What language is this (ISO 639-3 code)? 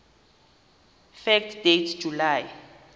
xho